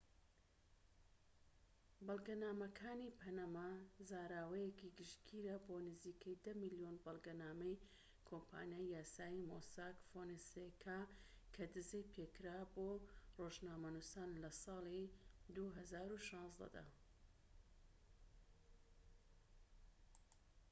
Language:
Central Kurdish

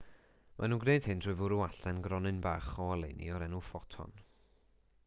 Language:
Welsh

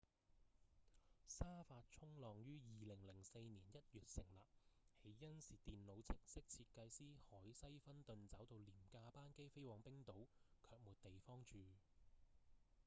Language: Cantonese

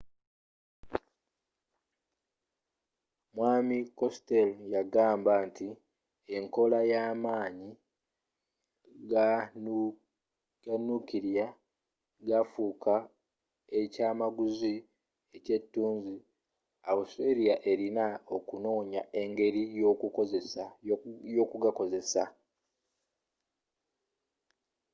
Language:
Ganda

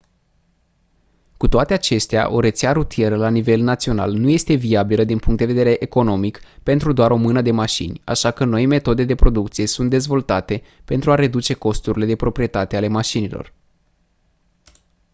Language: Romanian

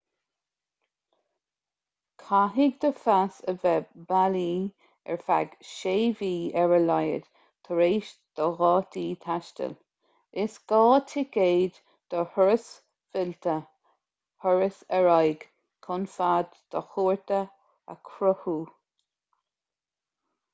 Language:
Irish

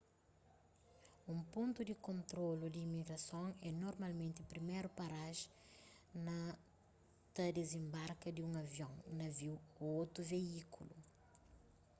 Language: Kabuverdianu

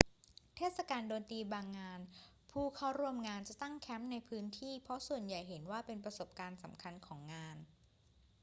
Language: Thai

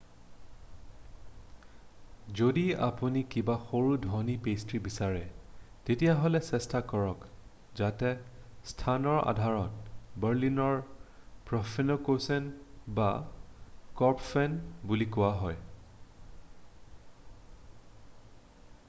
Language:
Assamese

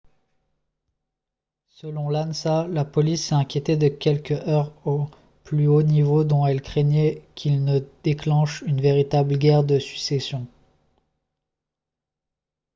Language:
French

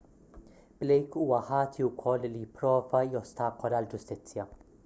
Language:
Maltese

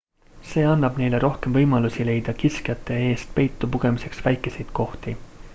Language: Estonian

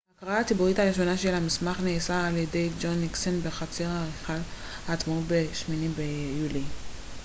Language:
Hebrew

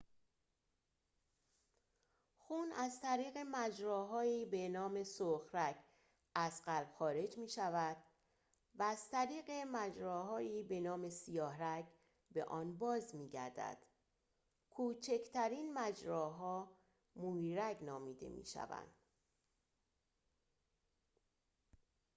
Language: Persian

